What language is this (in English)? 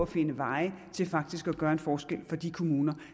Danish